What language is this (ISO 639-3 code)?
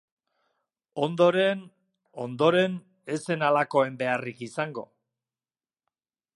eus